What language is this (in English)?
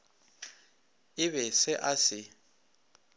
Northern Sotho